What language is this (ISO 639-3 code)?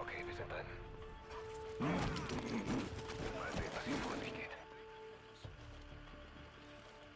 deu